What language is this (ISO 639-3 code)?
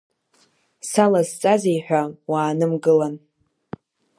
abk